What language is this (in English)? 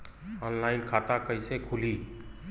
Bhojpuri